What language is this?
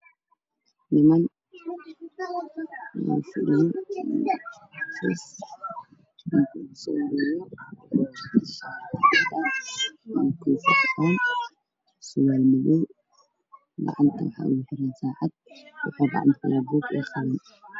Somali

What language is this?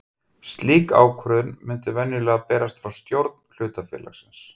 Icelandic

